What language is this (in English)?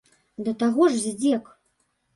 Belarusian